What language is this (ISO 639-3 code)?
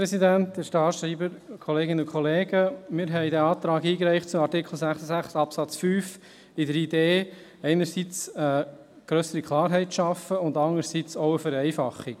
gsw